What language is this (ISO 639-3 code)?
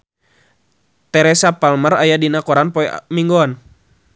sun